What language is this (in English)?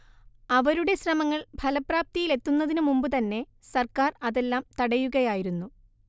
Malayalam